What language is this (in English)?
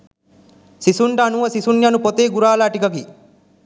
Sinhala